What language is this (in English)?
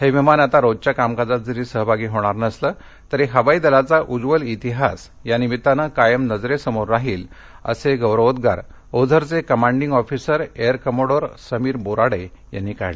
Marathi